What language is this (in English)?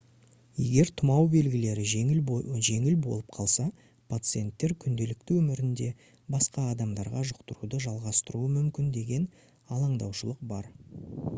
Kazakh